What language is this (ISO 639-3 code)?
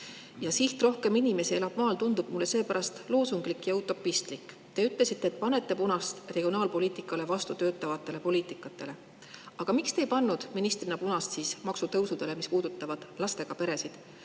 est